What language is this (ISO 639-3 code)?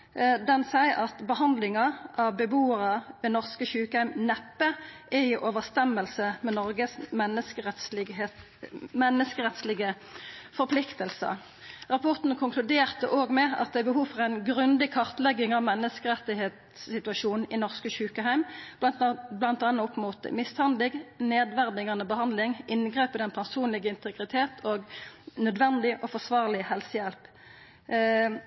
nno